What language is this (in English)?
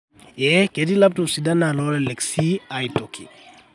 Masai